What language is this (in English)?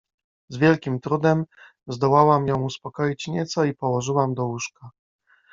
Polish